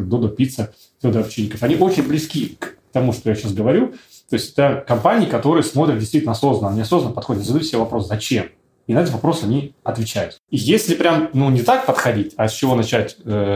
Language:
Russian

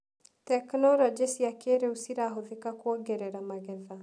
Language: Kikuyu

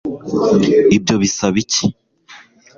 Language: Kinyarwanda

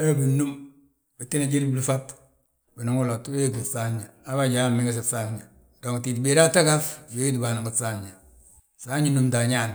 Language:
Balanta-Ganja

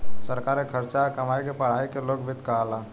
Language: Bhojpuri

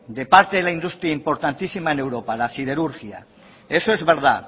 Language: Spanish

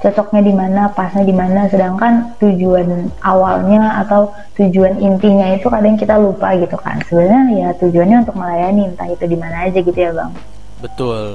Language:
Indonesian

